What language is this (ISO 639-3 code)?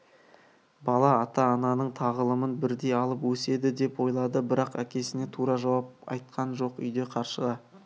kaz